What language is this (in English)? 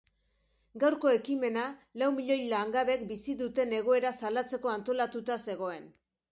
Basque